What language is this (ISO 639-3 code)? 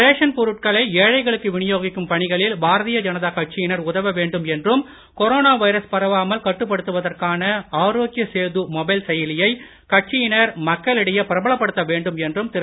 tam